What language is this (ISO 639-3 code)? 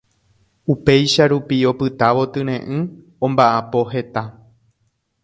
grn